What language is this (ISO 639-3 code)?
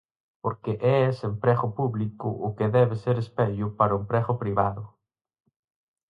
glg